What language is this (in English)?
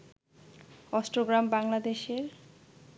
Bangla